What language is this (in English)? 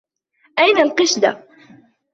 Arabic